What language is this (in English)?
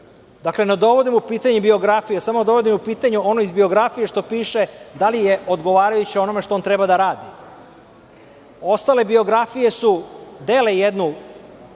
Serbian